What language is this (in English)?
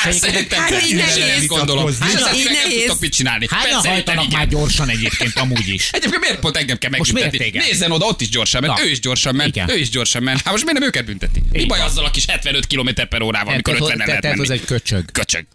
Hungarian